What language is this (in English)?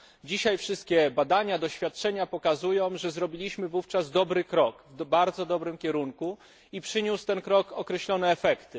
Polish